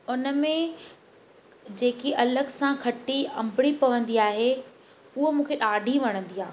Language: Sindhi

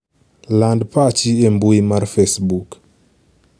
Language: Luo (Kenya and Tanzania)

